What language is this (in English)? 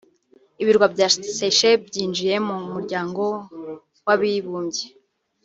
Kinyarwanda